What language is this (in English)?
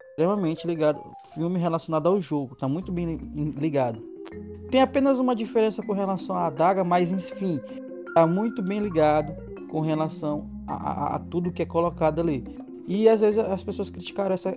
Portuguese